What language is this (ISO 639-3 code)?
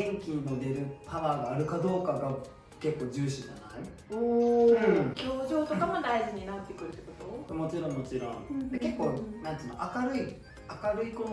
jpn